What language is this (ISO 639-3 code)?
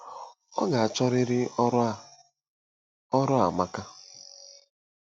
ibo